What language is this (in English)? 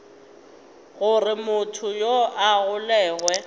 Northern Sotho